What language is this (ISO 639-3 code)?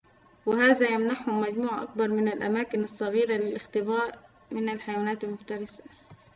ara